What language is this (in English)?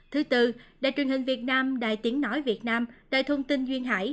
Vietnamese